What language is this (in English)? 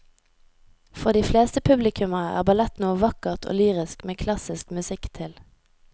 Norwegian